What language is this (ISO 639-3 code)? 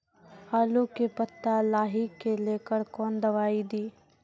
mai